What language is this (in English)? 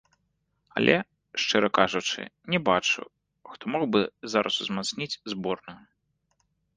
Belarusian